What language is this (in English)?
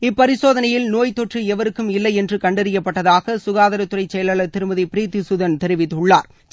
Tamil